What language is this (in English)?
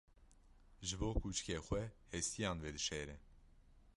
Kurdish